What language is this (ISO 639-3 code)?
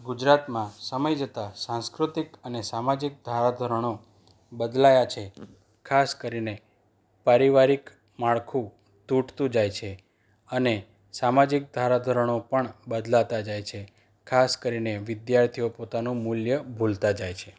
guj